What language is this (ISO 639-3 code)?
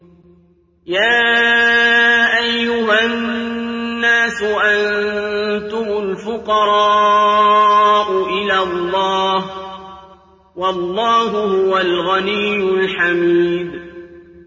ara